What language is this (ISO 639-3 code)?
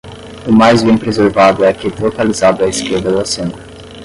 por